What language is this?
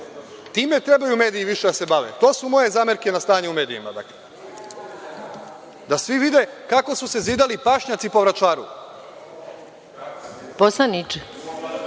Serbian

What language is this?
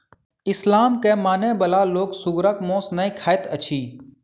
Maithili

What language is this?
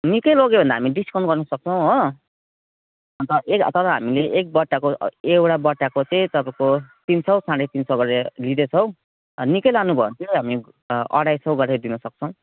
Nepali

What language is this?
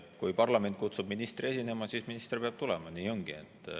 Estonian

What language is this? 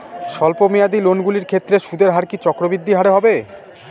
Bangla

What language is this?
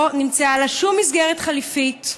Hebrew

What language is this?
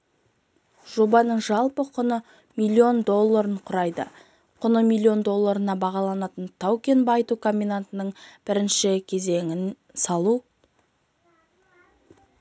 Kazakh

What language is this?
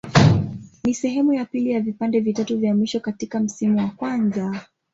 Swahili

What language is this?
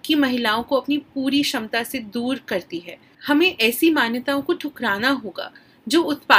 Hindi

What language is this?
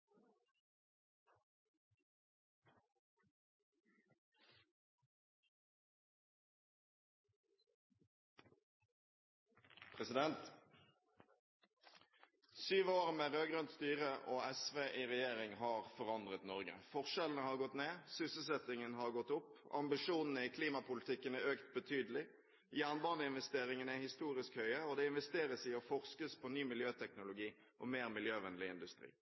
Norwegian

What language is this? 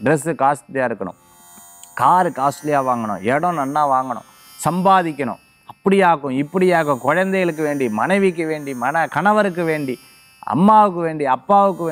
Tamil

